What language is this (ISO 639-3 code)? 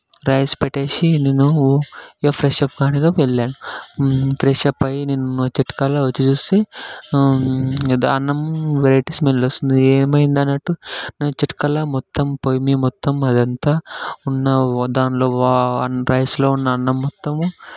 tel